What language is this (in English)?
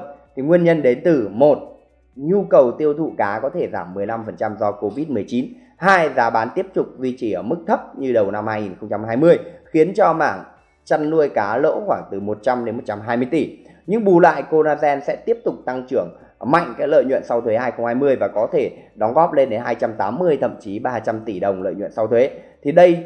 Vietnamese